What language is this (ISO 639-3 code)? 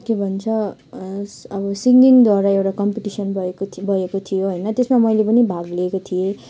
nep